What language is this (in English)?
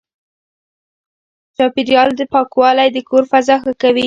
Pashto